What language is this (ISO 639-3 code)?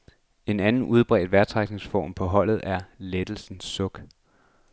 dan